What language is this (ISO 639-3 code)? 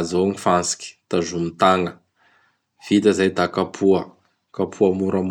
bhr